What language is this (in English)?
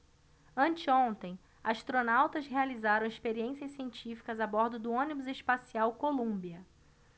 Portuguese